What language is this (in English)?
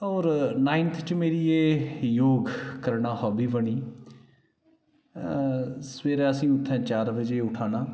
Dogri